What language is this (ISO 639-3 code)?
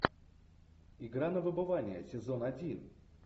rus